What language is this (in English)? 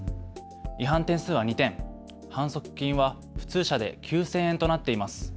Japanese